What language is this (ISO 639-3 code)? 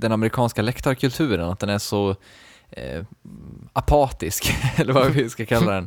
swe